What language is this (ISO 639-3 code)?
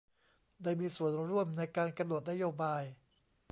tha